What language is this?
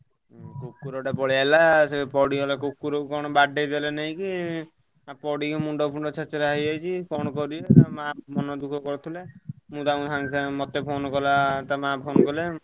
Odia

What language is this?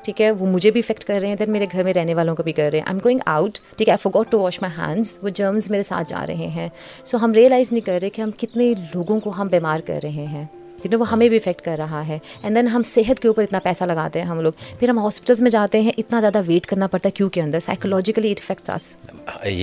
Urdu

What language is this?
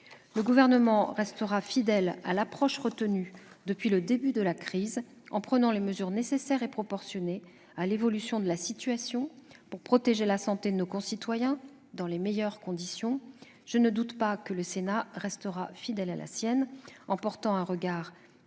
French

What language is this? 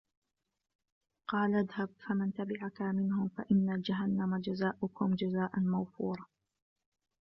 Arabic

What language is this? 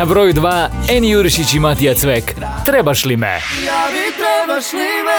Croatian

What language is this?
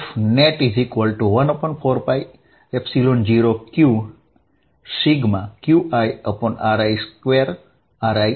Gujarati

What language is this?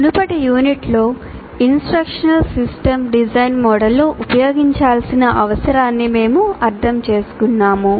Telugu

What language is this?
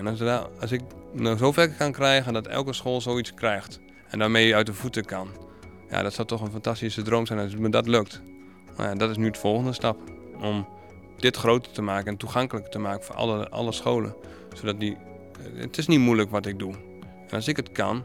Dutch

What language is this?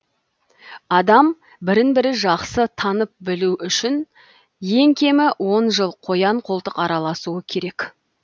Kazakh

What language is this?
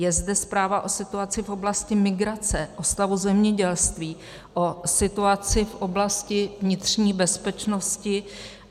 Czech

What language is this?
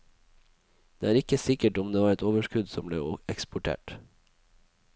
Norwegian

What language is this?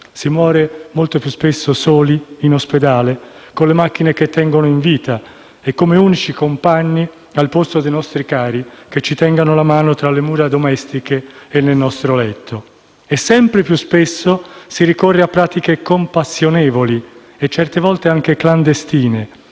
Italian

